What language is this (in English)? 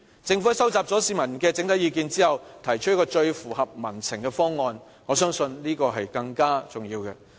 Cantonese